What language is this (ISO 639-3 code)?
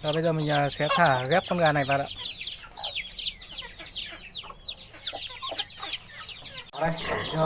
vie